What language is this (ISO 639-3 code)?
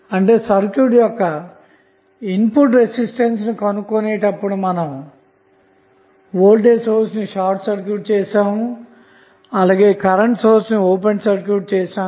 tel